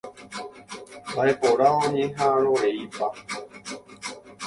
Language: Guarani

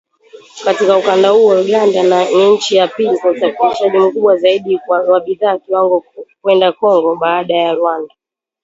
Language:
Swahili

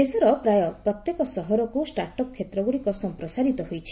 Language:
Odia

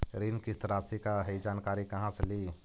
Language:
Magahi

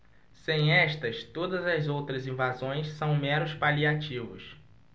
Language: Portuguese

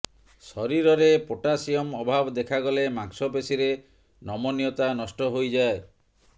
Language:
Odia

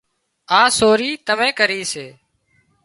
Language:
Wadiyara Koli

